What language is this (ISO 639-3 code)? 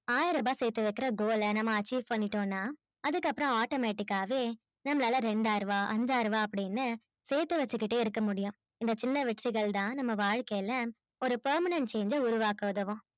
tam